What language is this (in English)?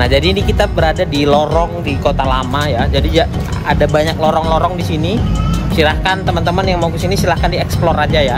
Indonesian